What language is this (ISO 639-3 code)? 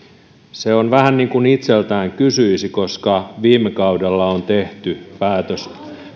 fin